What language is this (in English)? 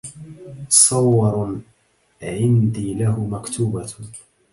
Arabic